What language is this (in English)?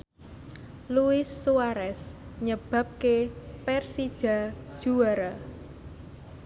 Javanese